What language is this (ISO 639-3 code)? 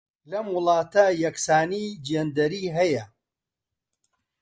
ckb